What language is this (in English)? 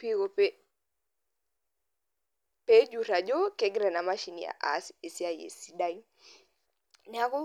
Masai